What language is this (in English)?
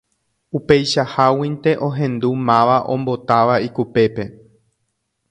Guarani